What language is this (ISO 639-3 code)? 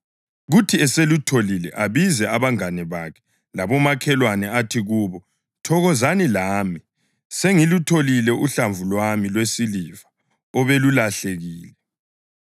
nde